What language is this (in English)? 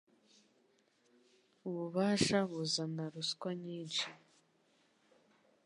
Kinyarwanda